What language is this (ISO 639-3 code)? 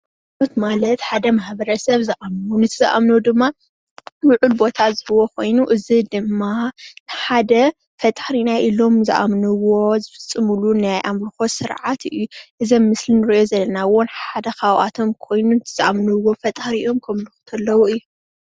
tir